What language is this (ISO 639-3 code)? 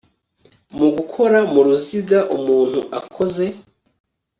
kin